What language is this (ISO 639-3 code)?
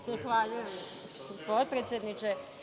srp